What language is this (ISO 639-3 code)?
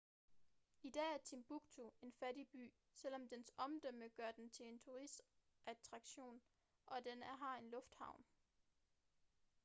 dan